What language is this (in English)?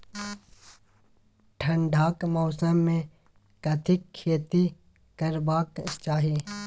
Maithili